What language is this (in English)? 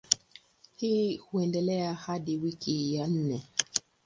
Swahili